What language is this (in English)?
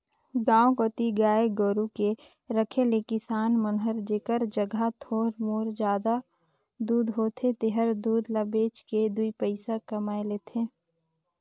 Chhattisgarhi